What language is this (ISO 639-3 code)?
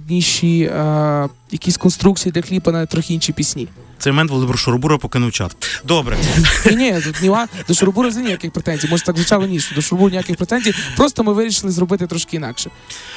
ukr